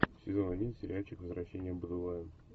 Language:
Russian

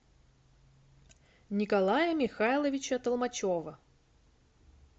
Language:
Russian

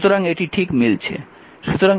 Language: Bangla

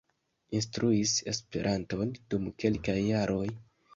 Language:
Esperanto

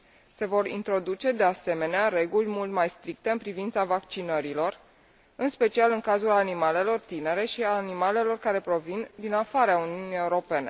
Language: Romanian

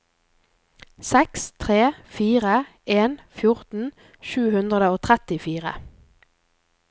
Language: Norwegian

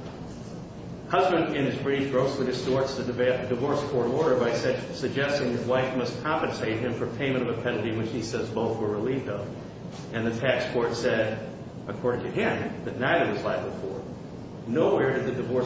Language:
English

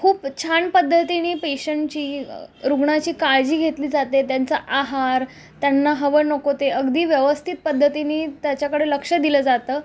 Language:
Marathi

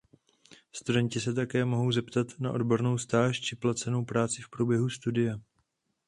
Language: Czech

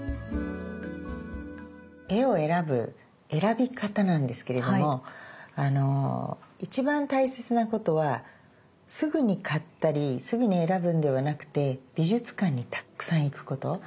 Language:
Japanese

